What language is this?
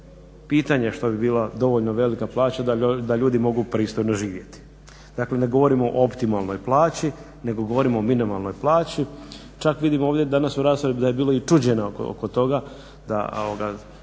Croatian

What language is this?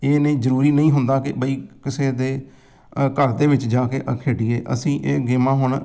Punjabi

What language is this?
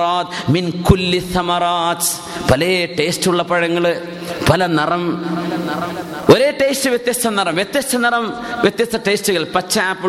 Malayalam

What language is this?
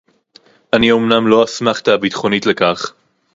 Hebrew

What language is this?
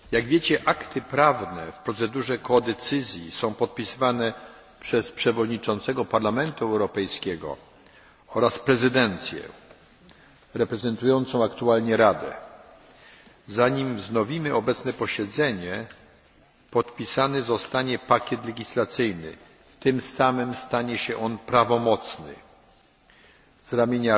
Polish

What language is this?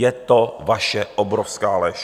Czech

